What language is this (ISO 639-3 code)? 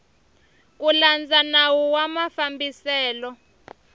tso